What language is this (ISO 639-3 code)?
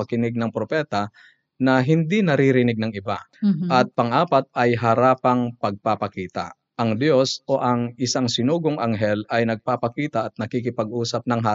fil